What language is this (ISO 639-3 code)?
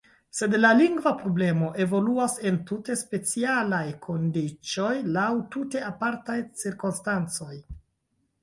epo